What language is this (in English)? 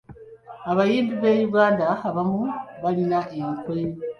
Ganda